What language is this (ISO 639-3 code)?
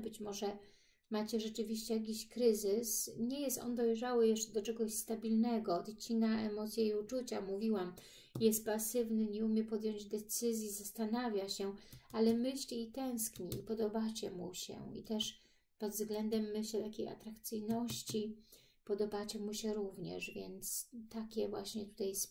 pol